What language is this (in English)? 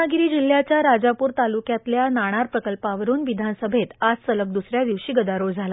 Marathi